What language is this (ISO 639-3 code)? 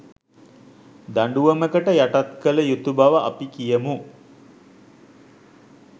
sin